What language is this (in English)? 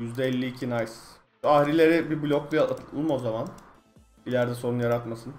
Turkish